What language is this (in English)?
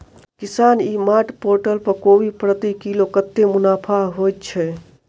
Maithili